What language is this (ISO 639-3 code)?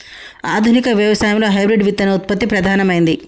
tel